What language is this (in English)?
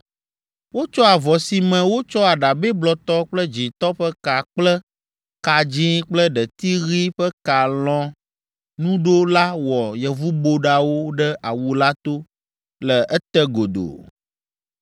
Ewe